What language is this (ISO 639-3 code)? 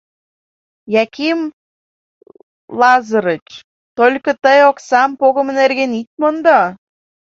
chm